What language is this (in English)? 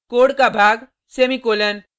Hindi